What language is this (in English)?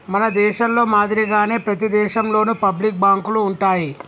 Telugu